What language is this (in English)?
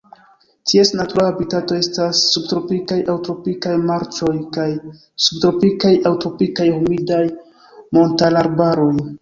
Esperanto